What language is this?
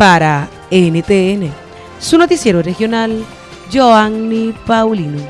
Spanish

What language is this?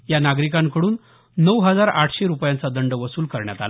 Marathi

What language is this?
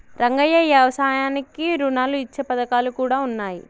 Telugu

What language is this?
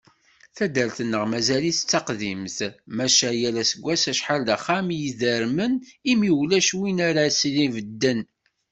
Kabyle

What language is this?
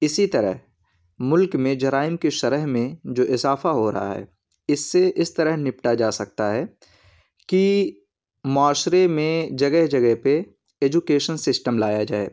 Urdu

